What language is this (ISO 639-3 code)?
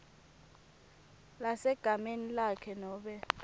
ssw